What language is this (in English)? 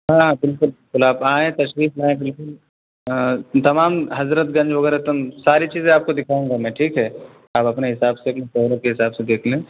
Urdu